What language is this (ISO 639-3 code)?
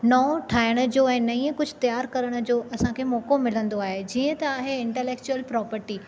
snd